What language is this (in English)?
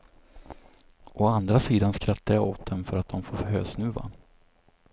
Swedish